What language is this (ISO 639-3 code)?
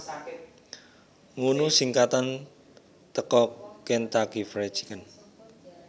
jav